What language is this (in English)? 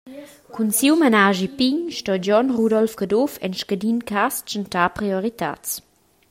Romansh